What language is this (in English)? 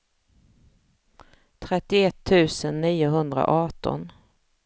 Swedish